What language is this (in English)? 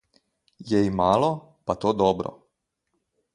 Slovenian